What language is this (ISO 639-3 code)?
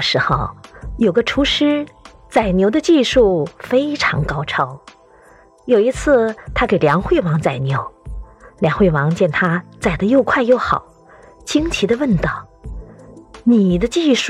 zho